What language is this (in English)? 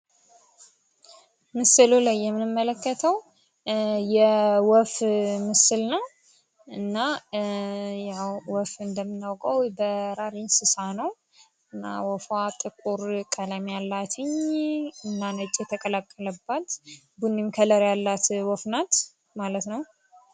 Amharic